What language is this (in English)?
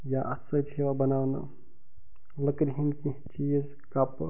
Kashmiri